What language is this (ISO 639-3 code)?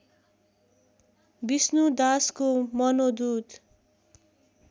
nep